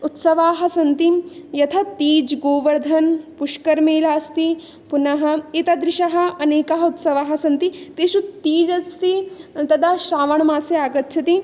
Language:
Sanskrit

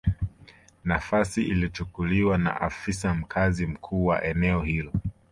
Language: Swahili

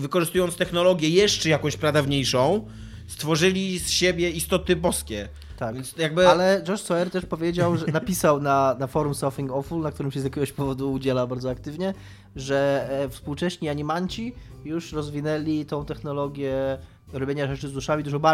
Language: Polish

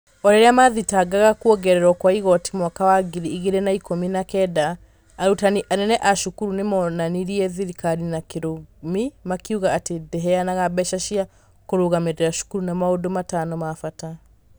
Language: Kikuyu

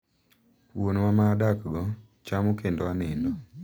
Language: Luo (Kenya and Tanzania)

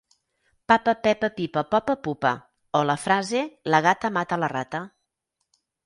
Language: Catalan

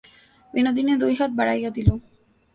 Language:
Bangla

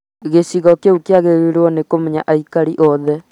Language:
Kikuyu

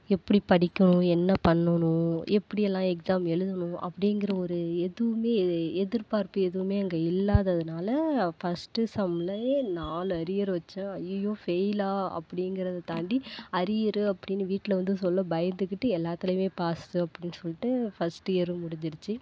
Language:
Tamil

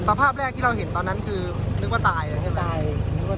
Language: Thai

